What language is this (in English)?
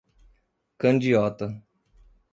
Portuguese